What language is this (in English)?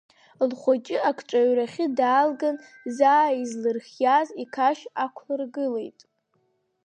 Abkhazian